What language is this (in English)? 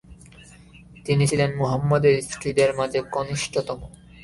Bangla